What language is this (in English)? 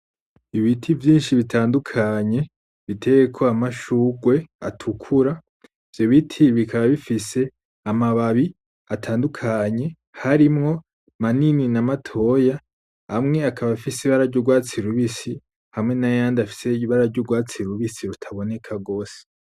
Rundi